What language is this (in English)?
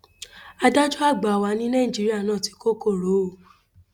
Yoruba